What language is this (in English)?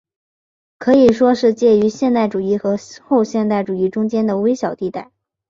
Chinese